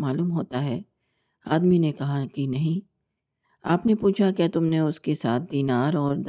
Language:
Urdu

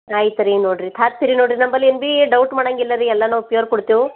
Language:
Kannada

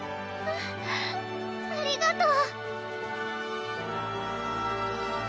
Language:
Japanese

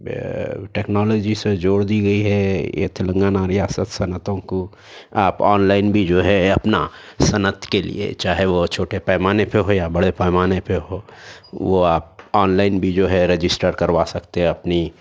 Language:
Urdu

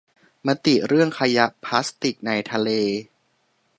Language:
Thai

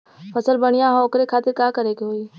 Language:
Bhojpuri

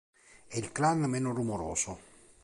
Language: Italian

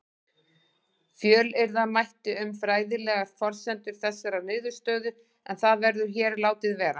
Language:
Icelandic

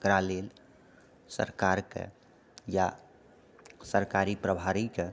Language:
Maithili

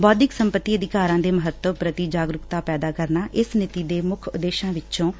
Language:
Punjabi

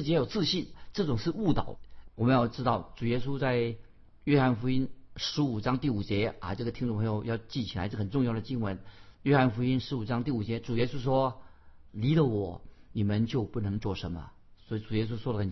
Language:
Chinese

